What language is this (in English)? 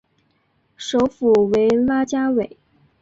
Chinese